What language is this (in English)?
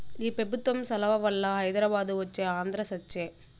Telugu